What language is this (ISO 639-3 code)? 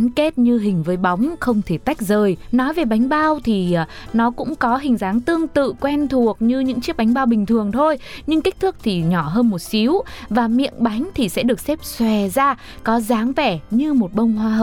vie